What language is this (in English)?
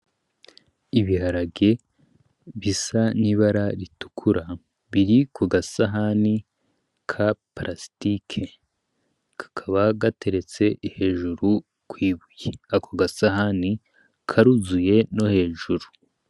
Rundi